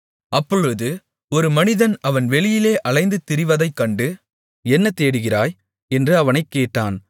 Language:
Tamil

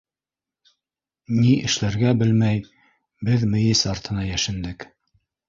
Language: Bashkir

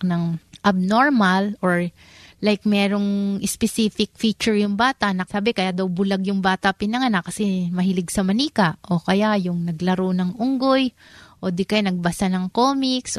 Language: Filipino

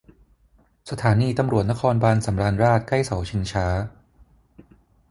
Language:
Thai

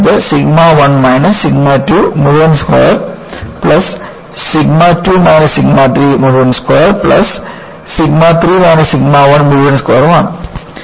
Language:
Malayalam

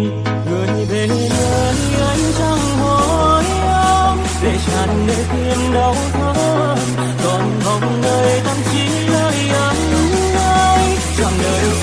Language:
Vietnamese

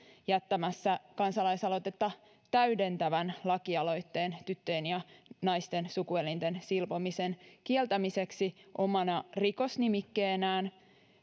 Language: Finnish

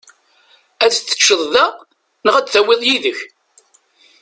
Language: Kabyle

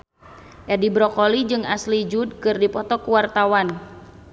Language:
Sundanese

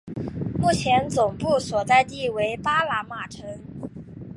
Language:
Chinese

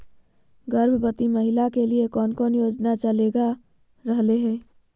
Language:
Magahi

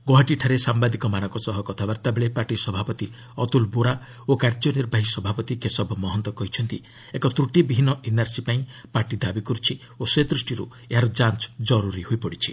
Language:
Odia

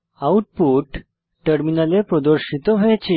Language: Bangla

